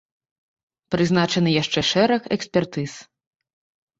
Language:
Belarusian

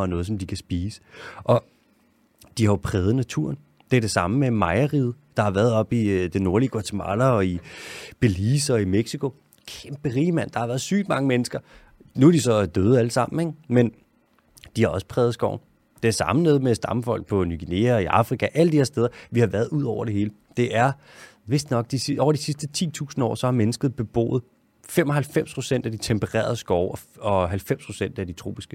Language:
Danish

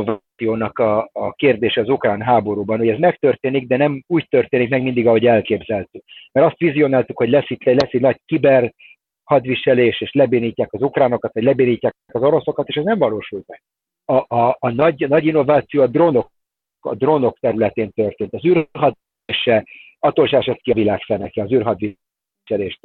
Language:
Hungarian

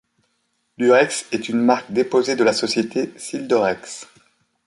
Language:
French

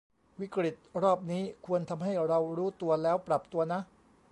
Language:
Thai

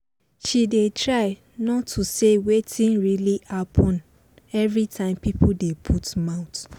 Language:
Nigerian Pidgin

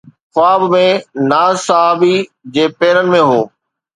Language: Sindhi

